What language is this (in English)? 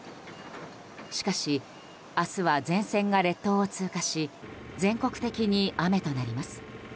Japanese